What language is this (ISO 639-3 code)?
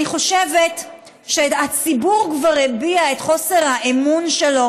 heb